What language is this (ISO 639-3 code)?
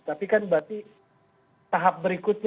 ind